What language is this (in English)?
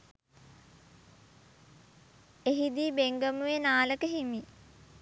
Sinhala